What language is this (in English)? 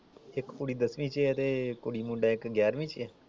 Punjabi